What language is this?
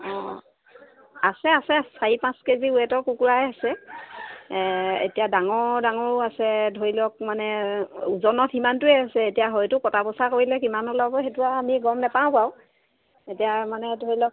Assamese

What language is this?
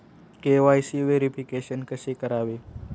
Marathi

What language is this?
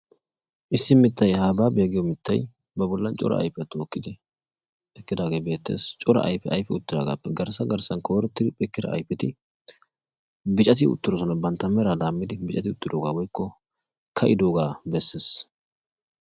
Wolaytta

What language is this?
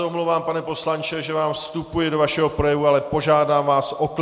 Czech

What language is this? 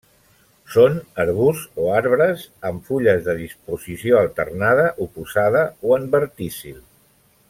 Catalan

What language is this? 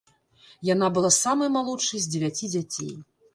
Belarusian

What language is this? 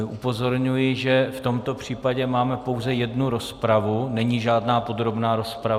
Czech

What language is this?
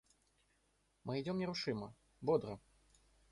Russian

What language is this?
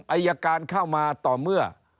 Thai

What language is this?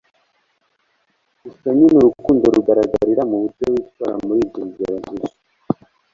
Kinyarwanda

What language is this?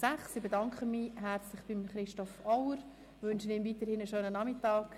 Swiss German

